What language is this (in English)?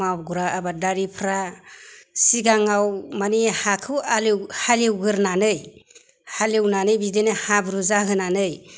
Bodo